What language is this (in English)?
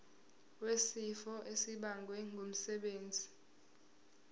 Zulu